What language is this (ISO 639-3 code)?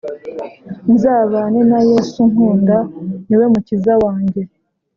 kin